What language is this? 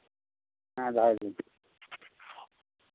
Santali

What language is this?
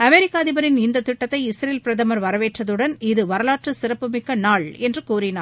Tamil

